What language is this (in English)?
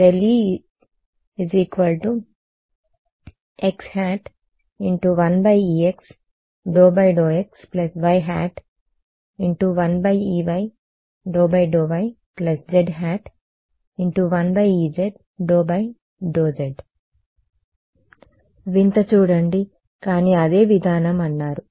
Telugu